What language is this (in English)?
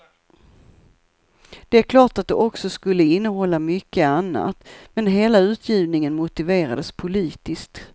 Swedish